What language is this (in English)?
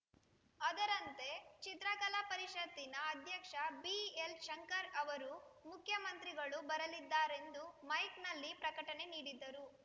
Kannada